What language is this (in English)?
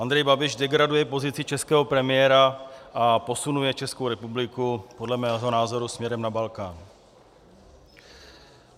Czech